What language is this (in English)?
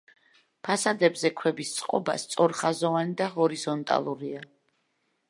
Georgian